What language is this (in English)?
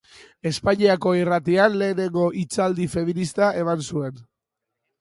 Basque